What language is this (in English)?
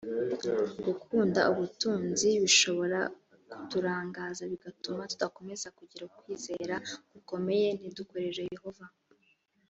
Kinyarwanda